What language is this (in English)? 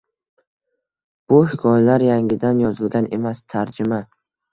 Uzbek